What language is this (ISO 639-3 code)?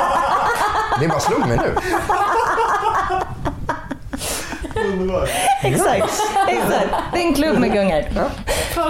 swe